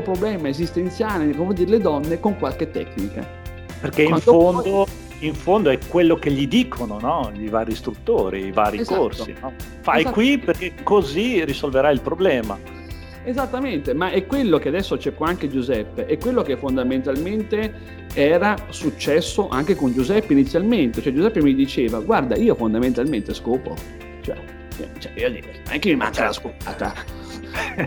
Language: Italian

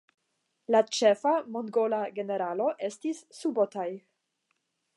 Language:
Esperanto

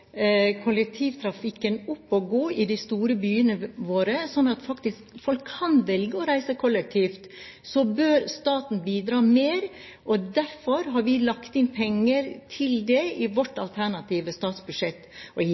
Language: Norwegian Bokmål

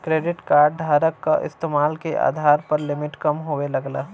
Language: Bhojpuri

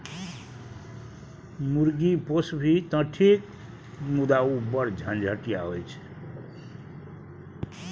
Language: Maithili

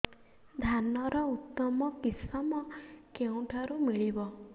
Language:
Odia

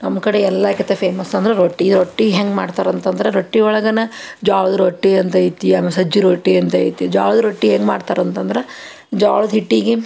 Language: Kannada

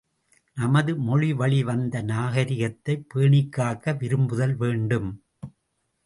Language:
Tamil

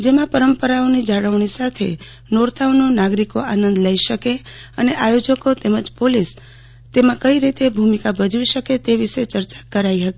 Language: Gujarati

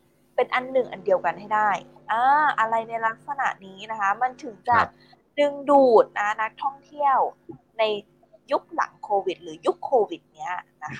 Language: Thai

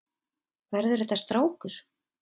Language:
Icelandic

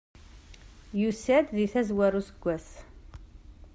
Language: Kabyle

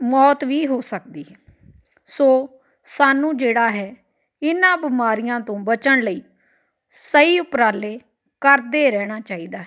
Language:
Punjabi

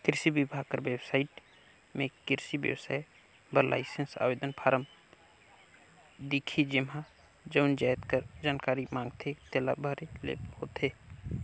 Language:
Chhattisgarhi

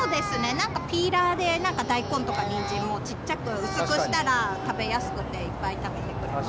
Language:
Japanese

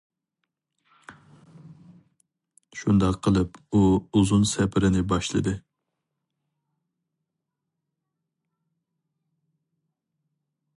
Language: Uyghur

